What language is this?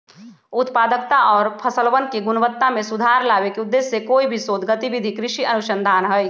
Magahi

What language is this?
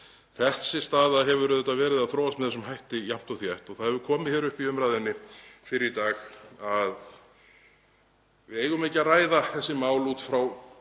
Icelandic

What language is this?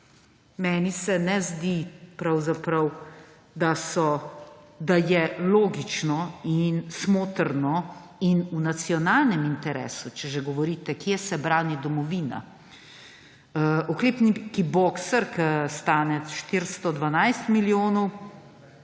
Slovenian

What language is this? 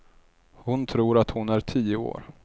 Swedish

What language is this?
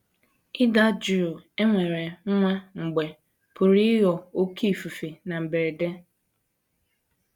Igbo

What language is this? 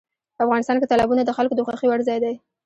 Pashto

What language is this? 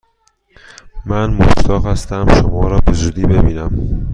Persian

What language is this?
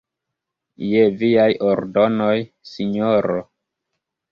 Esperanto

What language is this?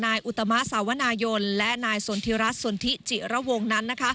Thai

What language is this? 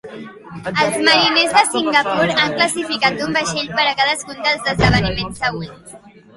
Catalan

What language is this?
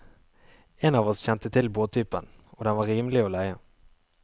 Norwegian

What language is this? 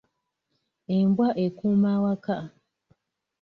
Ganda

